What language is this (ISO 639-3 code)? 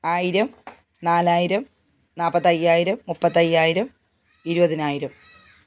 mal